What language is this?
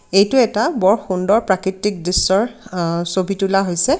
Assamese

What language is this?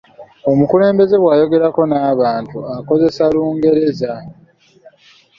Ganda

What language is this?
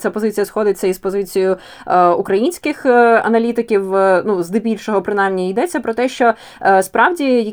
Ukrainian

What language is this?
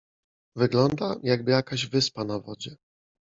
Polish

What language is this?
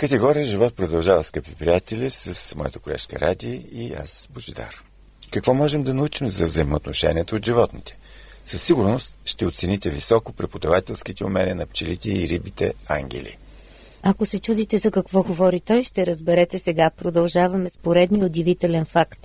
Bulgarian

